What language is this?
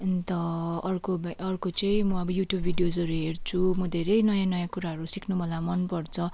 Nepali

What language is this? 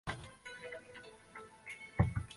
Chinese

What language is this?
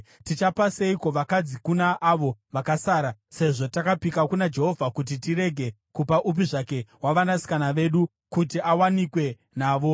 Shona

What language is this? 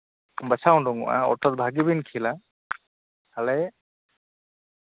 Santali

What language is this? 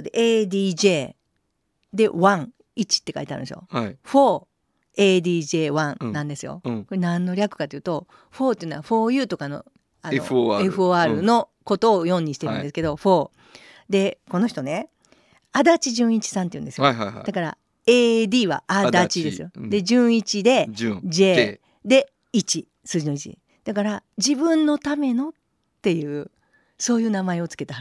Japanese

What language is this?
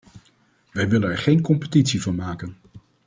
Dutch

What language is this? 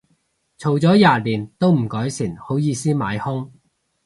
Cantonese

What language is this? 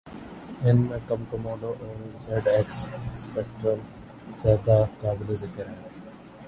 Urdu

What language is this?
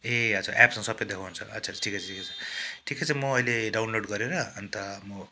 Nepali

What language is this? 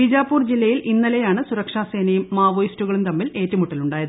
Malayalam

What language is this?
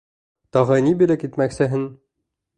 Bashkir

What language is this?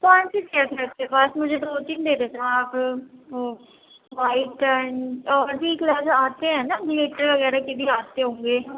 Urdu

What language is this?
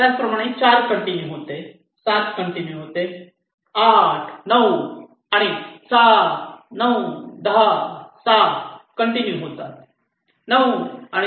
Marathi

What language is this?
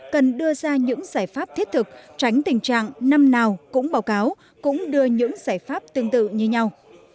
Vietnamese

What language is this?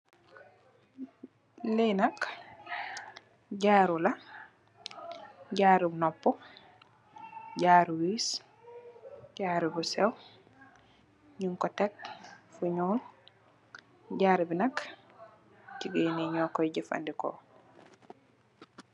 Wolof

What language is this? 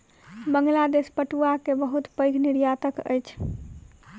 Maithili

